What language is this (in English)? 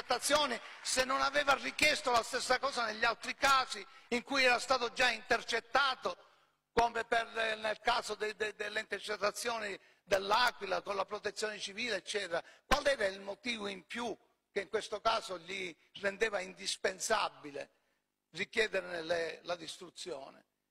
Italian